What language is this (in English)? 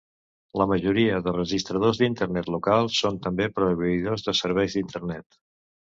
Catalan